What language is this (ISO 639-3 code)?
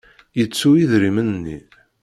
kab